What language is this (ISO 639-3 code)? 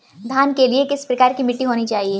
hin